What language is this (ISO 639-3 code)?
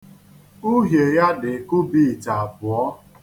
ibo